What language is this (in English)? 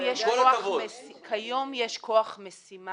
Hebrew